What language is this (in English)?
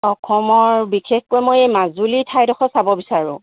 Assamese